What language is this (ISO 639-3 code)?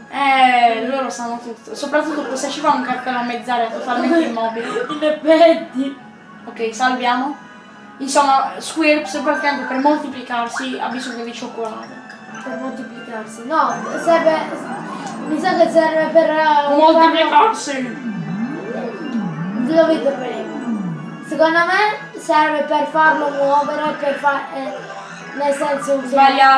ita